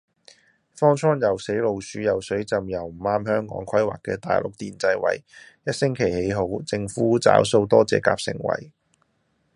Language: Cantonese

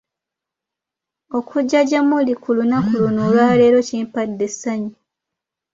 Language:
Ganda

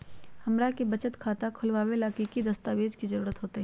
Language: Magahi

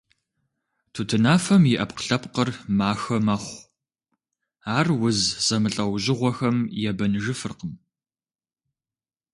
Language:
Kabardian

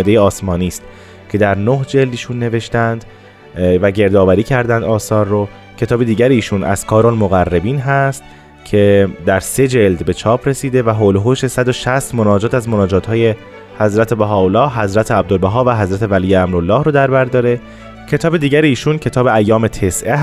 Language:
Persian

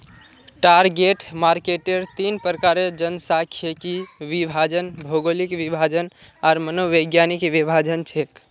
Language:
Magahi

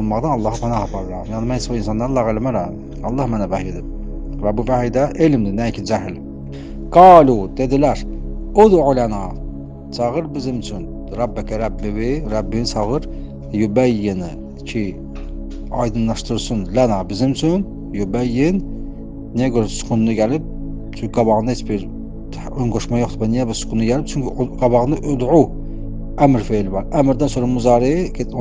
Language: Turkish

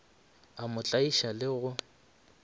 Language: Northern Sotho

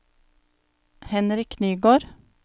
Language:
Norwegian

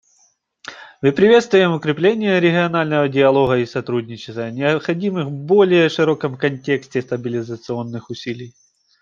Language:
Russian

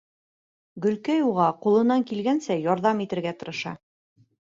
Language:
Bashkir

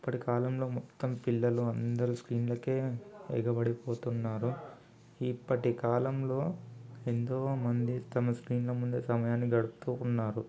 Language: Telugu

